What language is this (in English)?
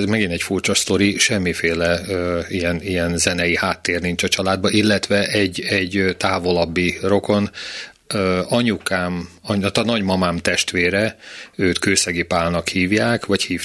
Hungarian